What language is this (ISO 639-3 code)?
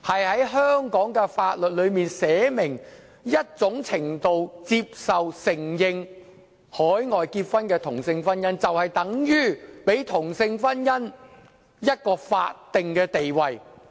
yue